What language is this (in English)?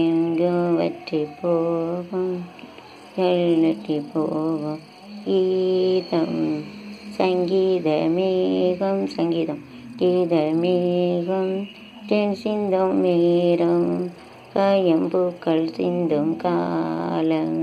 Vietnamese